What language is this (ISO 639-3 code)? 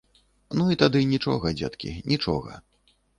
bel